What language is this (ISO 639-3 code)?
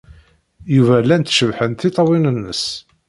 kab